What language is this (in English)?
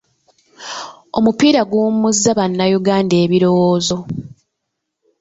Ganda